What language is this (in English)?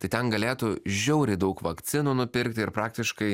Lithuanian